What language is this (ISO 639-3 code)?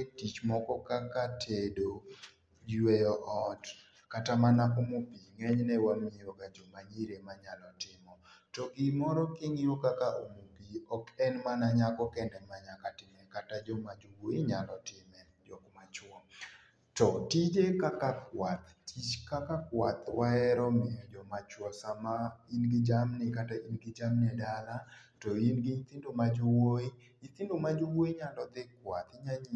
luo